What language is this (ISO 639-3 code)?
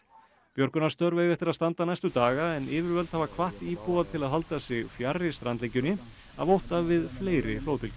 isl